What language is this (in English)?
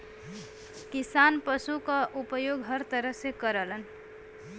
Bhojpuri